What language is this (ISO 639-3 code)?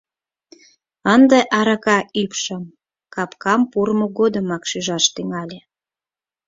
chm